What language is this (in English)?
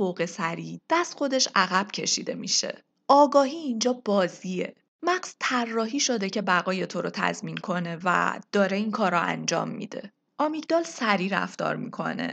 Persian